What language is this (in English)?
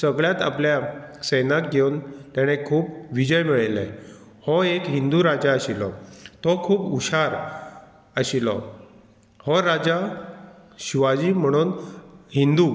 Konkani